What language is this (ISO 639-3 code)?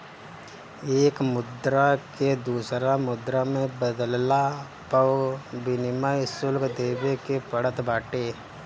bho